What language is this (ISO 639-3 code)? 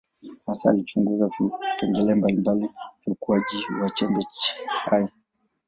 swa